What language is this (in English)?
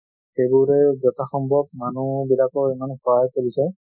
Assamese